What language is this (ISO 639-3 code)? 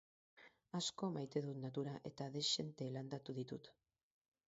eus